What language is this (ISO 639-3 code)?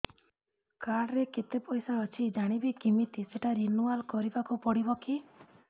ori